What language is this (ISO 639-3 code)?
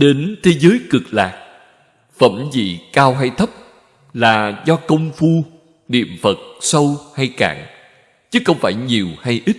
vie